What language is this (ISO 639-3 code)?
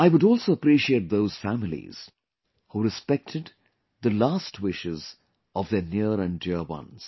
eng